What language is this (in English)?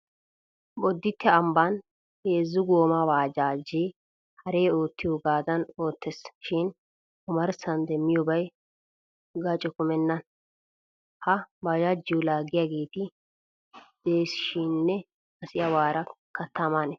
Wolaytta